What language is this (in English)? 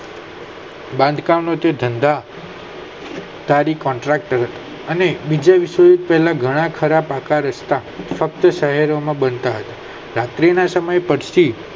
Gujarati